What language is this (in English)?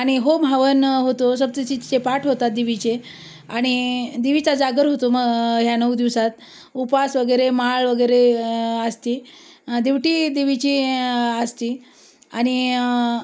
Marathi